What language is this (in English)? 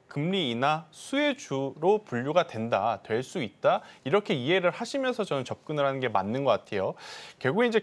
Korean